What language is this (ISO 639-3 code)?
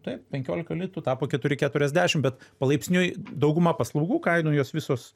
lit